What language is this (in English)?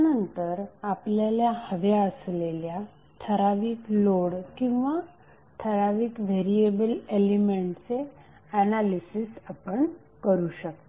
Marathi